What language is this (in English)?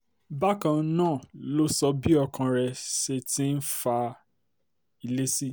Yoruba